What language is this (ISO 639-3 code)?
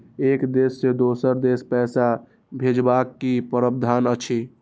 mai